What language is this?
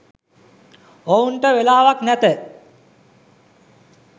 Sinhala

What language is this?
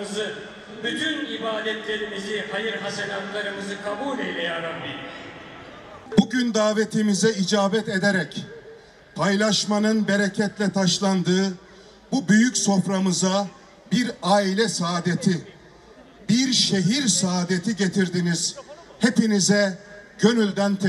Turkish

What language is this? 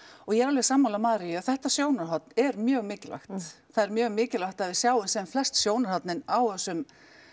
Icelandic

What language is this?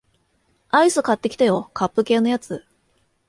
Japanese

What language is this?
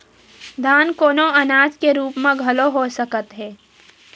Chhattisgarhi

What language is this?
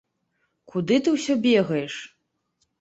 Belarusian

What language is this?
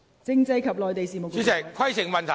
Cantonese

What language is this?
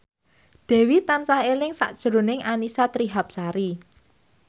Javanese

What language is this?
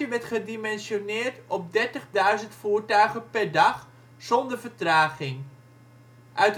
Dutch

